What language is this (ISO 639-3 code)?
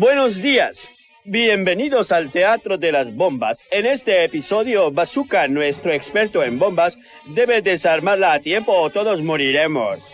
spa